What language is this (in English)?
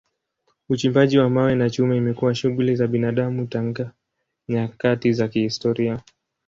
Swahili